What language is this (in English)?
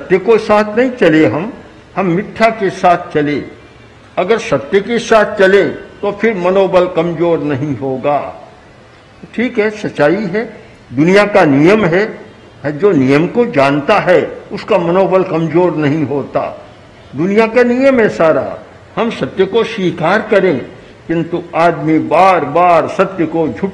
Hindi